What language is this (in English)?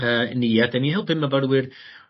Welsh